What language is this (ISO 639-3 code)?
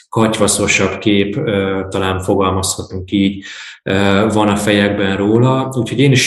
hun